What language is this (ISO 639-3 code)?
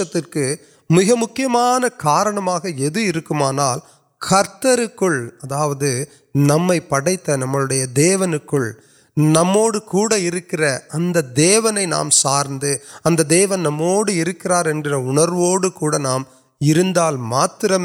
urd